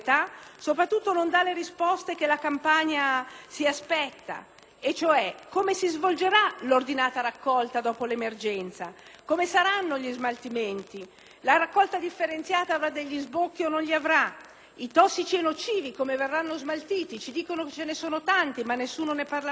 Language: Italian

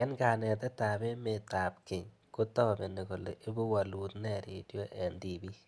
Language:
Kalenjin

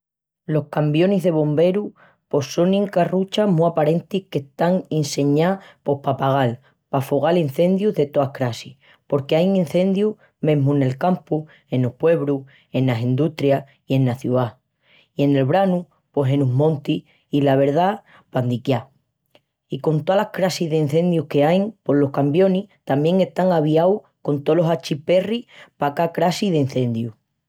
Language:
Extremaduran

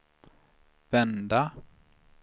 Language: Swedish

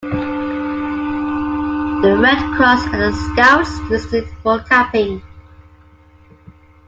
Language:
English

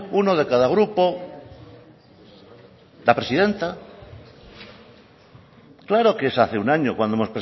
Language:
Spanish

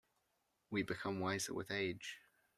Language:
English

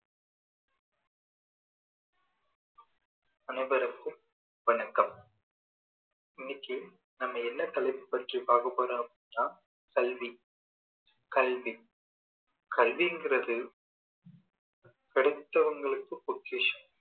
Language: Tamil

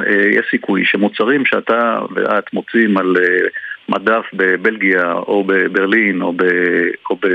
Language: Hebrew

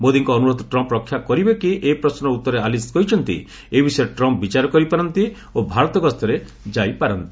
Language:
Odia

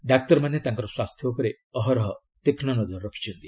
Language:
Odia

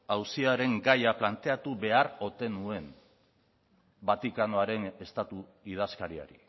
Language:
Basque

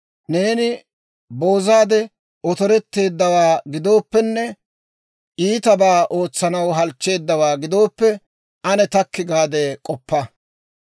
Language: Dawro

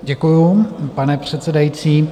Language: Czech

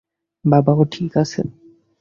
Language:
Bangla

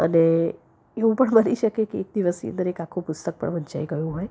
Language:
Gujarati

